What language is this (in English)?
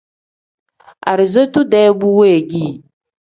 Tem